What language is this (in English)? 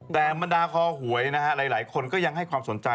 Thai